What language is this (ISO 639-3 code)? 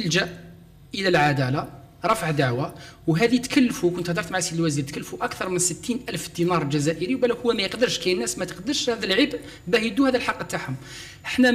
ara